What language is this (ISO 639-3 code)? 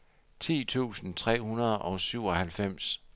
dan